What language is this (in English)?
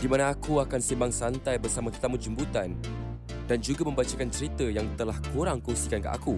Malay